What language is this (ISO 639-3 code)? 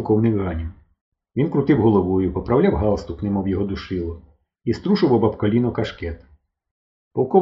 ukr